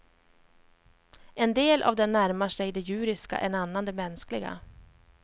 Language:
Swedish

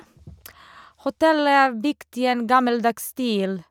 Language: Norwegian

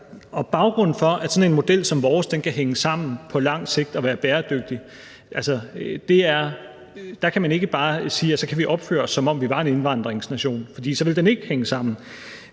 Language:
Danish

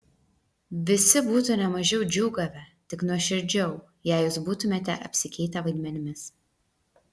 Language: Lithuanian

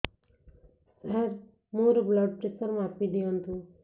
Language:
Odia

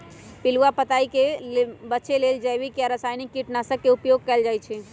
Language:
Magahi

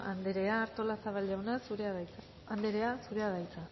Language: Basque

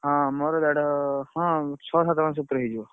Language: Odia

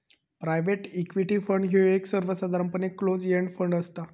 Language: Marathi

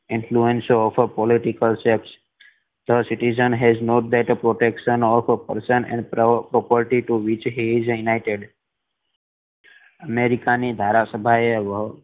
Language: Gujarati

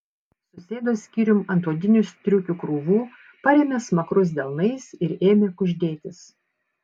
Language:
Lithuanian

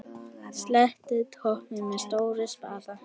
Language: Icelandic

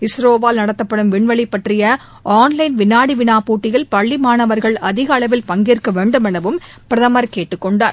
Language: Tamil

